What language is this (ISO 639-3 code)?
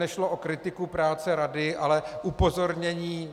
ces